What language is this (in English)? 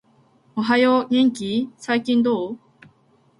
Japanese